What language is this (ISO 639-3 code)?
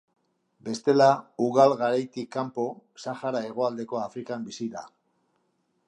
eus